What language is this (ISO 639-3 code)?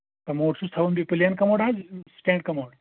kas